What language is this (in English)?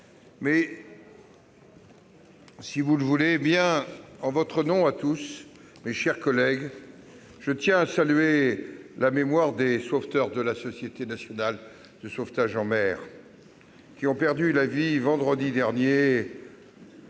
French